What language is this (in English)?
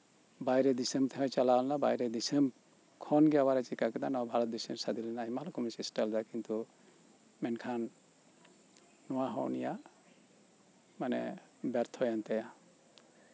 Santali